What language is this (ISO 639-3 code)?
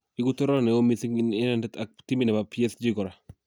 kln